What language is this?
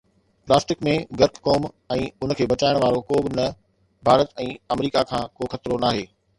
Sindhi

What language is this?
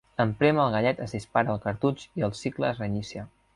Catalan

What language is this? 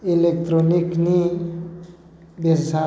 Bodo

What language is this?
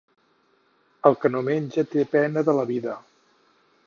Catalan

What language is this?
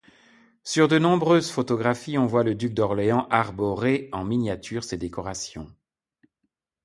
French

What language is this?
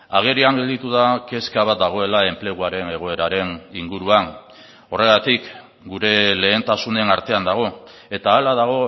Basque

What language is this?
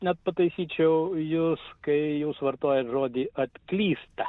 Lithuanian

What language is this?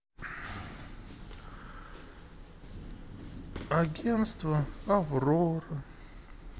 Russian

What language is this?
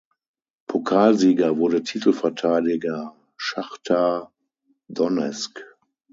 German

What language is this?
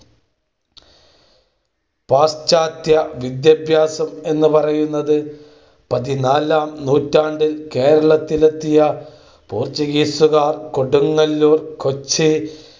Malayalam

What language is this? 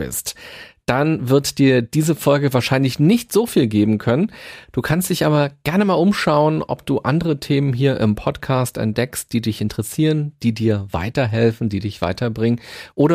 German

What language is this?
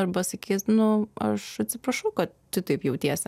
Lithuanian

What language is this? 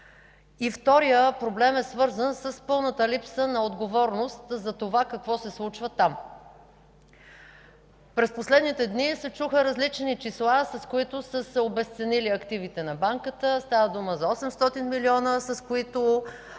Bulgarian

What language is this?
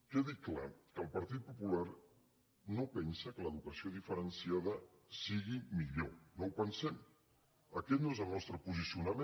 Catalan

